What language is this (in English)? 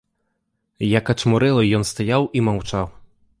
Belarusian